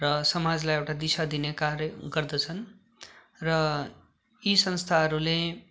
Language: Nepali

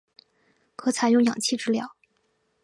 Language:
Chinese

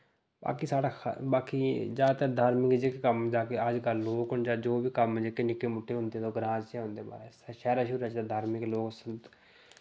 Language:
Dogri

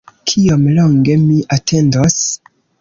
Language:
Esperanto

